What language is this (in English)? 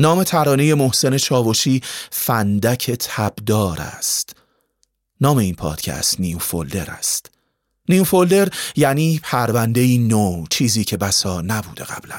Persian